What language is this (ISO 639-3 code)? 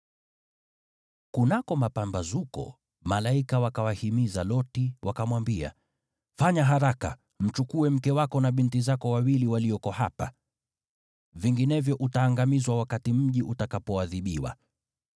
swa